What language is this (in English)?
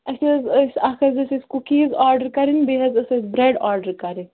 Kashmiri